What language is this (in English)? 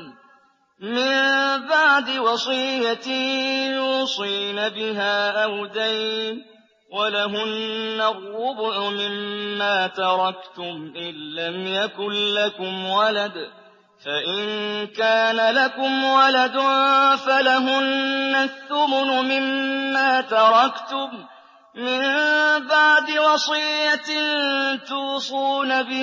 Arabic